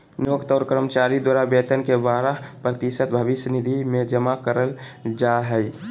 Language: Magahi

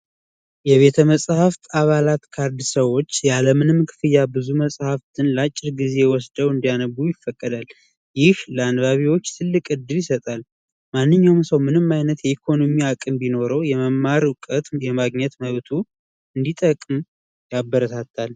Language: Amharic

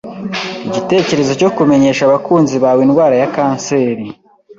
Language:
Kinyarwanda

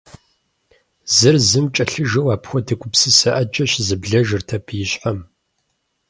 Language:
Kabardian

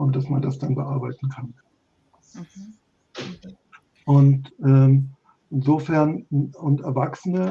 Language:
German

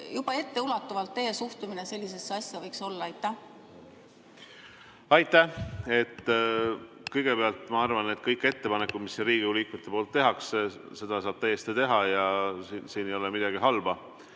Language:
Estonian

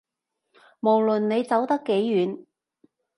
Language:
Cantonese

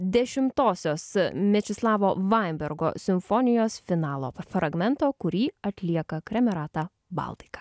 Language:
Lithuanian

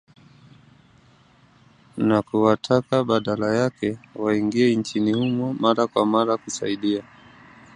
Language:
Swahili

